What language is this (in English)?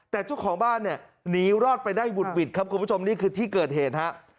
Thai